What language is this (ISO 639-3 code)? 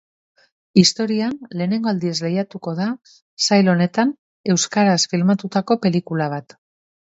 eus